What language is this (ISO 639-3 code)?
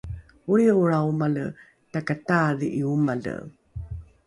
dru